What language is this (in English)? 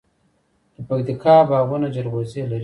Pashto